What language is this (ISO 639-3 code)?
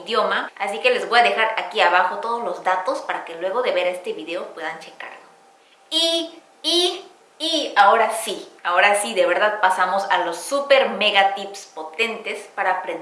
spa